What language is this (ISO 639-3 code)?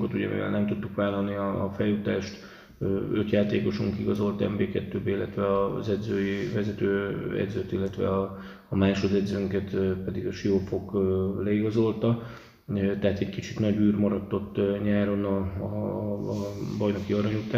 hun